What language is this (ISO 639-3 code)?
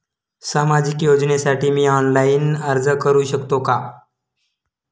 mar